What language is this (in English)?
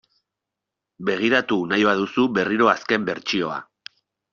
Basque